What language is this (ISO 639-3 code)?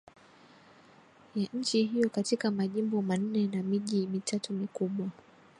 swa